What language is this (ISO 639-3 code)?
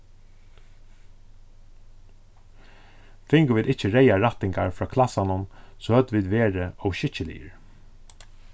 fao